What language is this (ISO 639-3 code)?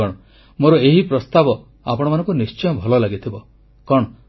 ori